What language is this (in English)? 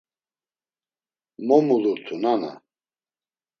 Laz